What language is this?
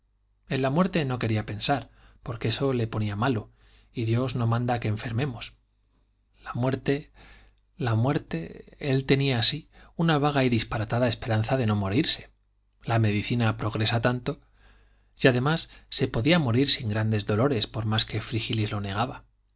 Spanish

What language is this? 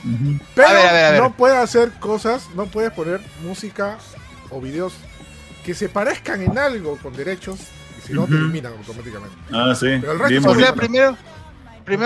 Spanish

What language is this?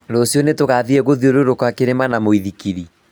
Kikuyu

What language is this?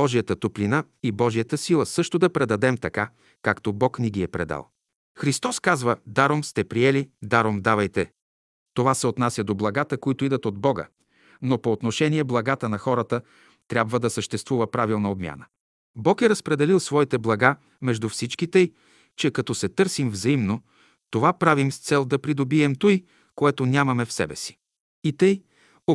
Bulgarian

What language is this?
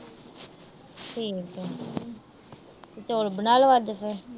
Punjabi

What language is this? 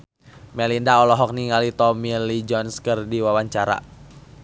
Sundanese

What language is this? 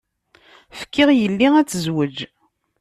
Kabyle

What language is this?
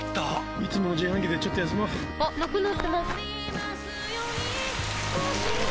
Japanese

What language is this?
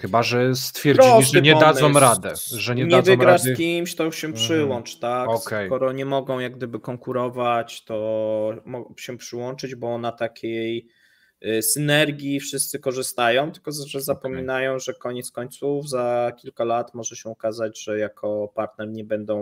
Polish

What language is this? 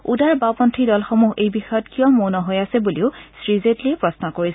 Assamese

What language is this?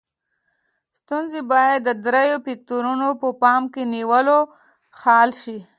Pashto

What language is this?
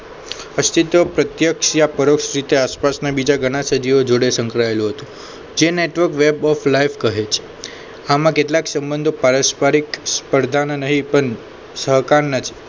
Gujarati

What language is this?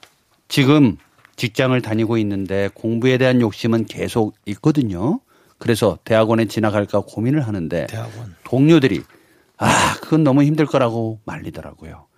Korean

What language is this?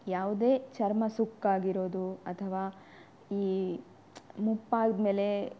Kannada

